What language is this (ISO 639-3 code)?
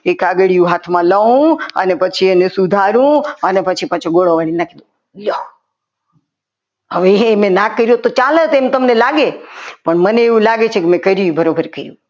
guj